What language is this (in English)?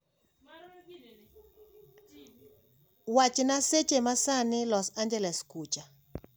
Luo (Kenya and Tanzania)